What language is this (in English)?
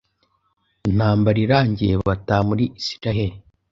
Kinyarwanda